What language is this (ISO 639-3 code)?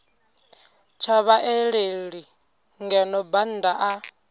ven